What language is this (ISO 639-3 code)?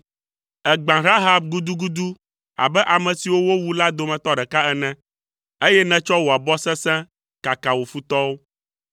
ewe